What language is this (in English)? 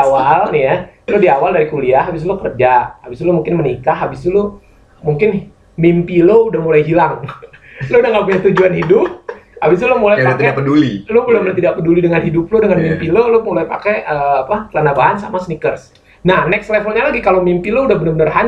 Indonesian